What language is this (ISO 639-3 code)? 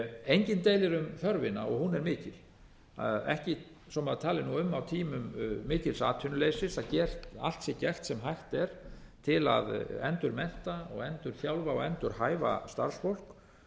isl